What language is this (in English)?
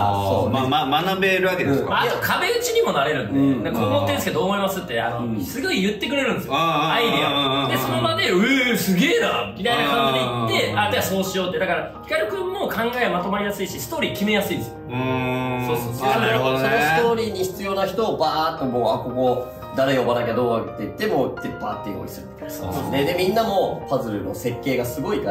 Japanese